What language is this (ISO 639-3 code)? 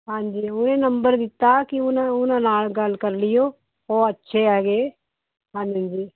pan